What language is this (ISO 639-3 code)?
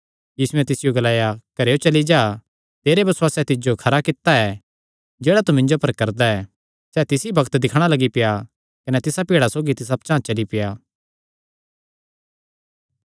xnr